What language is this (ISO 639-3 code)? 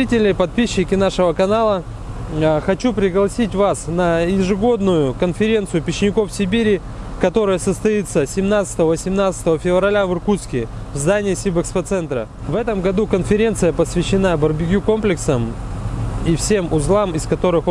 rus